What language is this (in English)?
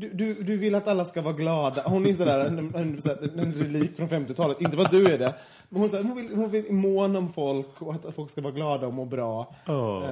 Swedish